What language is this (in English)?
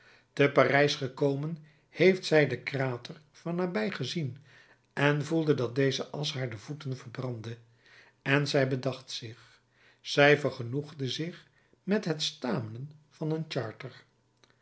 Dutch